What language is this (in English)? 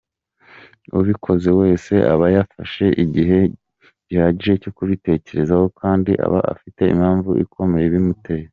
Kinyarwanda